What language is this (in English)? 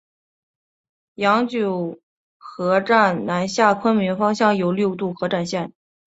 Chinese